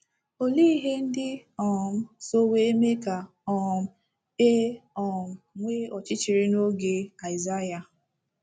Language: Igbo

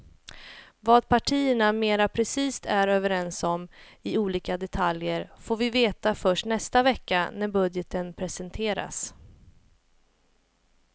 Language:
Swedish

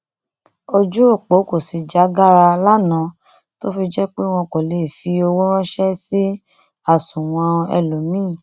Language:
Yoruba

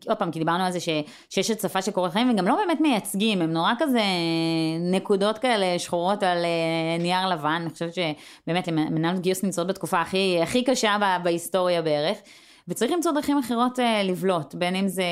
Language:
Hebrew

